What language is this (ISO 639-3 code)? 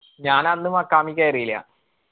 mal